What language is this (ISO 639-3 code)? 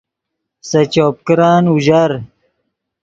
ydg